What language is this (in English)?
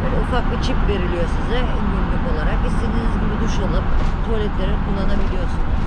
Turkish